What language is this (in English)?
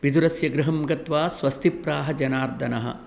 Sanskrit